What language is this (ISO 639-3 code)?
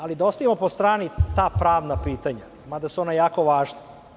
srp